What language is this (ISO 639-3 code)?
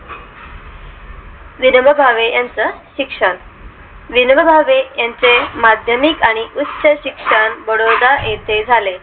mar